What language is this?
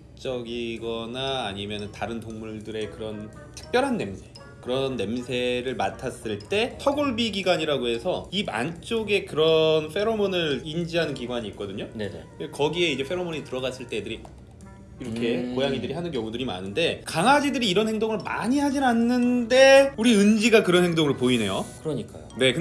Korean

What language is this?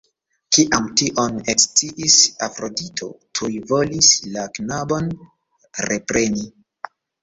Esperanto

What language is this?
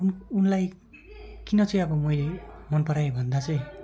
Nepali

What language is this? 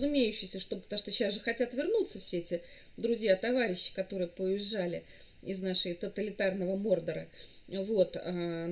Russian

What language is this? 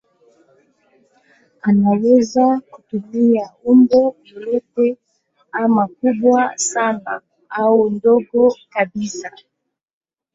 Swahili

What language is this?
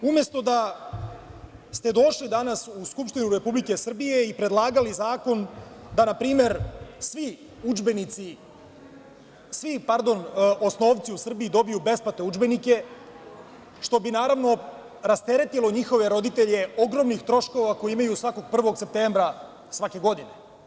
Serbian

